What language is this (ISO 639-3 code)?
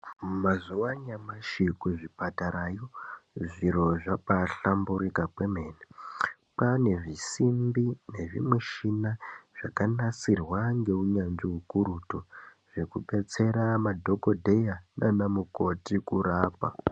ndc